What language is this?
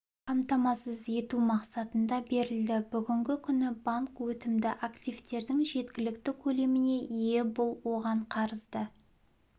Kazakh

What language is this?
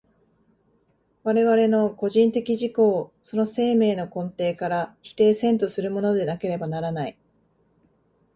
Japanese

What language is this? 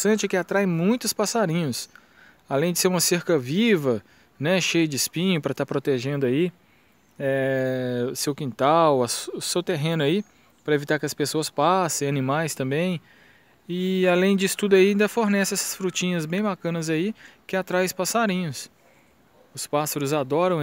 Portuguese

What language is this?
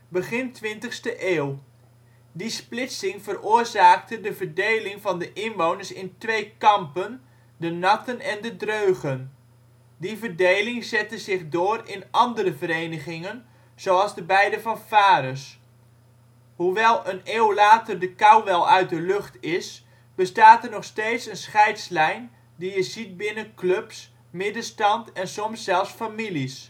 Dutch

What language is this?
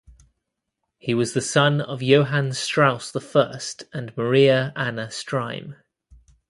English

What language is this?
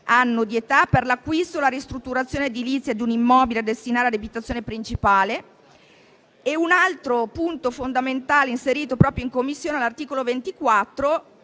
Italian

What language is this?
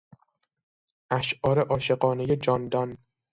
Persian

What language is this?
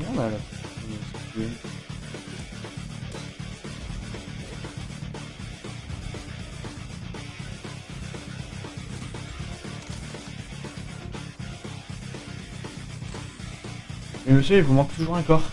French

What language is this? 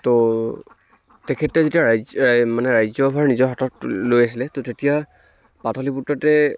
Assamese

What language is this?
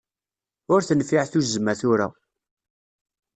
Kabyle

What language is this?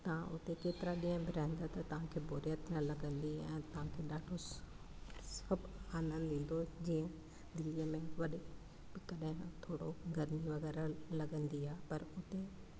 Sindhi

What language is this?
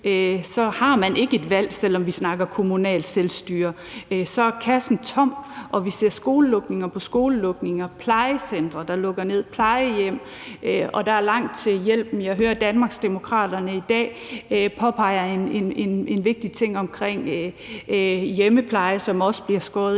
Danish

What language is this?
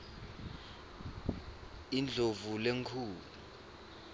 Swati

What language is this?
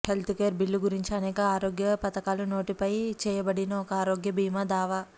Telugu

